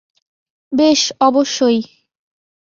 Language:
Bangla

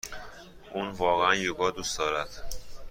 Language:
Persian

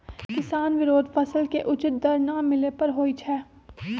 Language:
Magahi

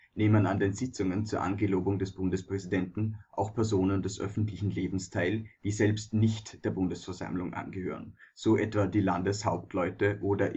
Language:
German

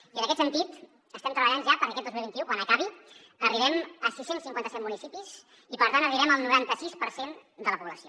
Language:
Catalan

